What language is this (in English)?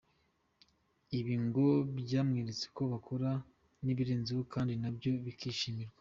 Kinyarwanda